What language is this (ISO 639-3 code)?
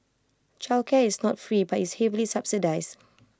eng